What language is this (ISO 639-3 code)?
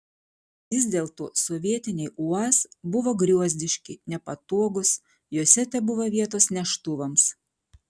lit